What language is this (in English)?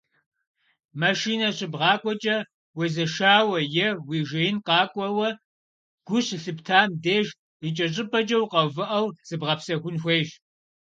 Kabardian